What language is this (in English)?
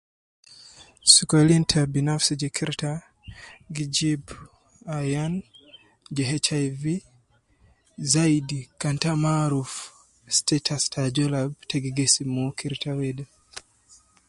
Nubi